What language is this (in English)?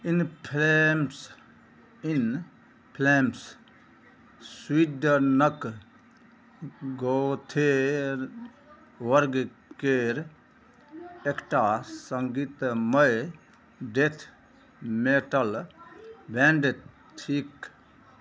Maithili